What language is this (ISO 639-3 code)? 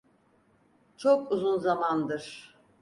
tur